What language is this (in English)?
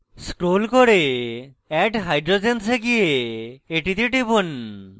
Bangla